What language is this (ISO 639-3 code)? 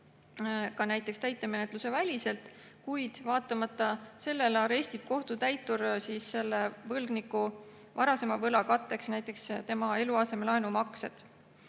est